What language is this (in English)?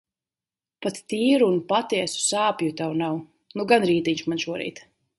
Latvian